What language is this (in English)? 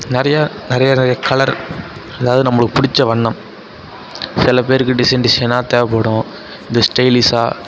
Tamil